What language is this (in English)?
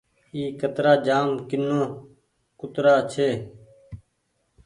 Goaria